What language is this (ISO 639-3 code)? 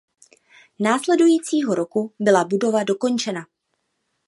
ces